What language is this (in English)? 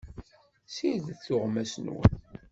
Kabyle